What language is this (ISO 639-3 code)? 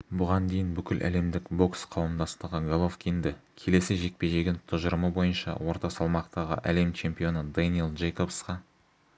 kaz